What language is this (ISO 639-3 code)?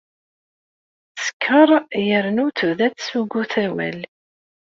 kab